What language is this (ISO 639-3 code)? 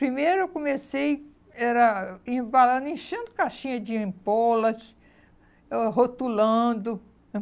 por